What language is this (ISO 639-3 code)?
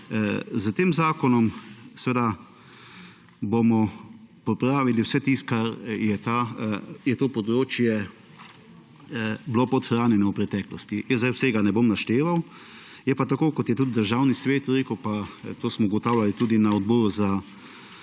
slv